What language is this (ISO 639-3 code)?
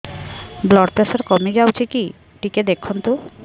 ori